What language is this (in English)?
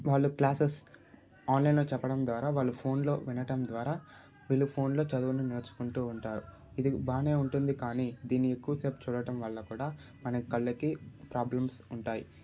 Telugu